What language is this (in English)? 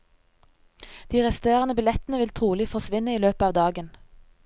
Norwegian